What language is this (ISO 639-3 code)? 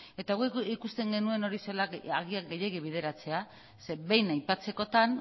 eus